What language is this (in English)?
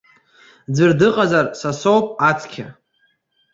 Abkhazian